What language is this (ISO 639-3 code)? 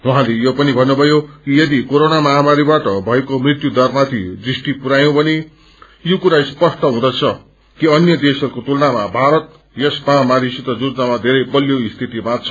nep